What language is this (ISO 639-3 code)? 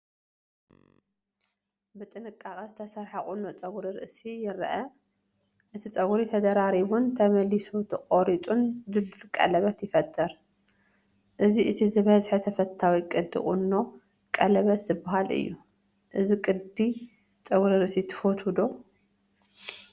tir